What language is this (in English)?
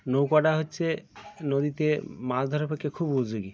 Bangla